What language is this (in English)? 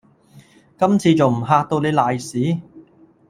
Cantonese